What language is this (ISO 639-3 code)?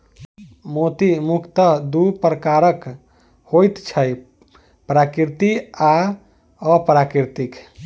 mai